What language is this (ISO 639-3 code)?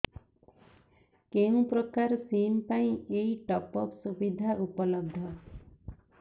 ori